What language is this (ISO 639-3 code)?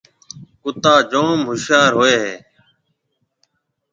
mve